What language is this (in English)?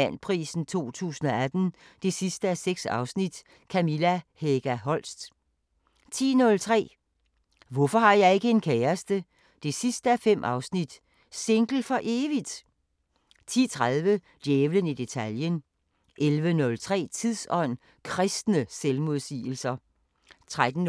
Danish